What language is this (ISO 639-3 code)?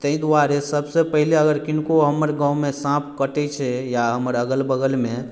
mai